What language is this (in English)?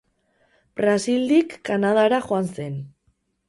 Basque